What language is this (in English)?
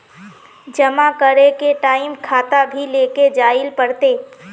Magahi